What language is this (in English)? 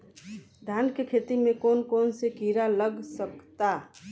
Bhojpuri